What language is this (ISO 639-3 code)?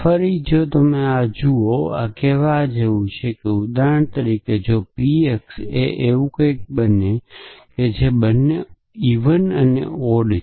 guj